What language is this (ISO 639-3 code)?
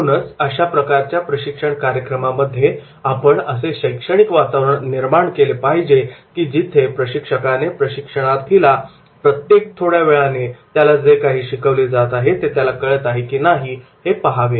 mar